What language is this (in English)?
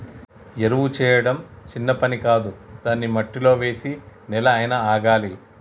Telugu